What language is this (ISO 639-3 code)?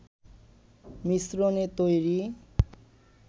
ben